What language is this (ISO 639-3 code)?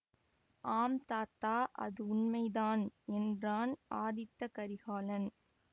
tam